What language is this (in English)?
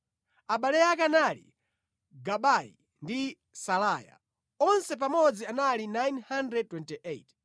Nyanja